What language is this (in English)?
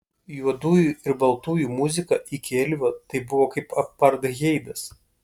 Lithuanian